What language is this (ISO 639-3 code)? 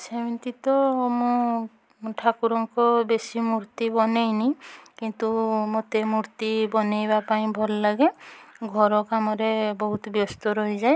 ori